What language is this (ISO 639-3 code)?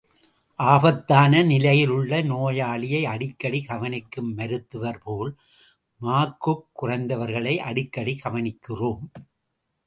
tam